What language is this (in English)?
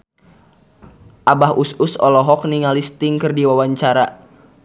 Sundanese